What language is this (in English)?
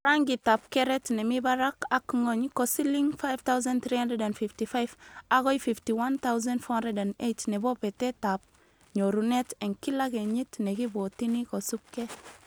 Kalenjin